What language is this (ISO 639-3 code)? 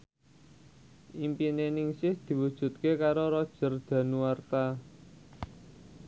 jav